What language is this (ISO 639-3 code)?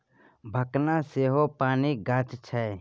mai